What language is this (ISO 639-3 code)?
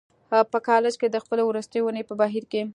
pus